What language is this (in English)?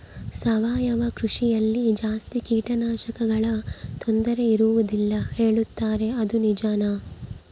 Kannada